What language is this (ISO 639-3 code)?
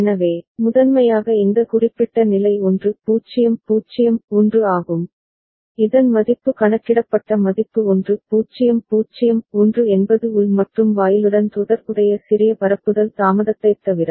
tam